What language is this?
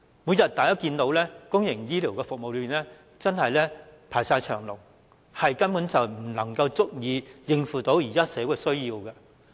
Cantonese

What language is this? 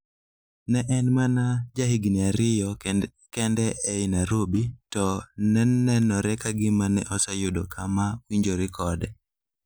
Luo (Kenya and Tanzania)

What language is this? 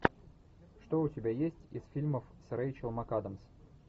Russian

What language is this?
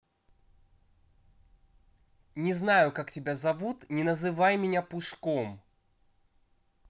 Russian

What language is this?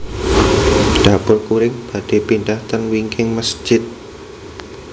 Javanese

